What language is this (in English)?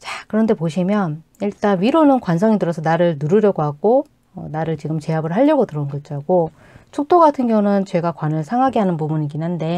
Korean